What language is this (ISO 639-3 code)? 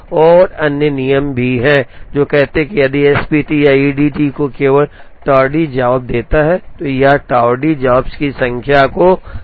hin